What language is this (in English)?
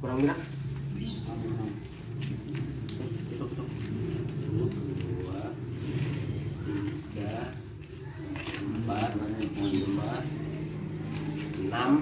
Indonesian